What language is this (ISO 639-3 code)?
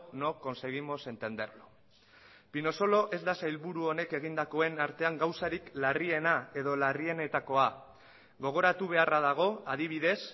eus